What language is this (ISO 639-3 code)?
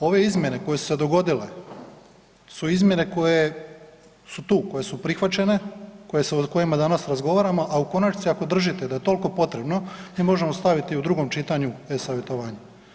hrv